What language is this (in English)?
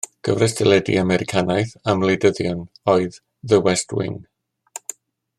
Welsh